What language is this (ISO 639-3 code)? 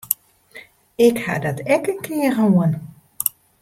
fry